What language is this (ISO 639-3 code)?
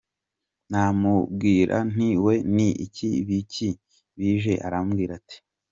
kin